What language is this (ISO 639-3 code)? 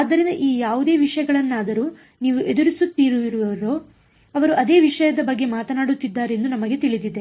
kan